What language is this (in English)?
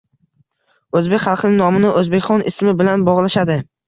Uzbek